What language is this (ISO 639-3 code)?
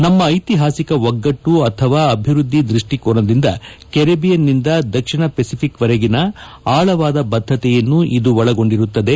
kan